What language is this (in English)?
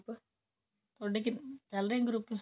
Punjabi